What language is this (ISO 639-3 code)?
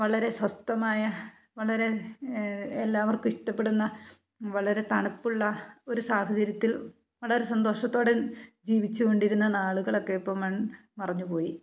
mal